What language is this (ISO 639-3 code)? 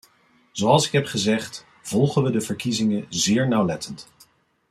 nld